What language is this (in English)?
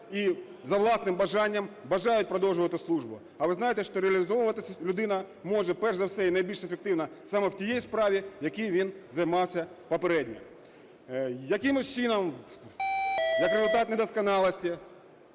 Ukrainian